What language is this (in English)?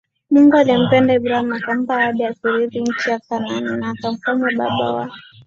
Swahili